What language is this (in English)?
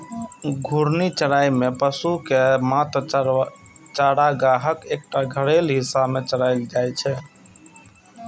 Maithili